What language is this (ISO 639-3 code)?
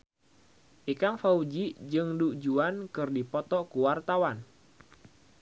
sun